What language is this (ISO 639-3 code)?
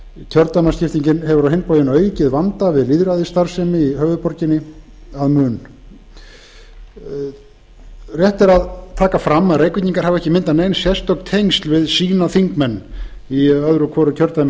isl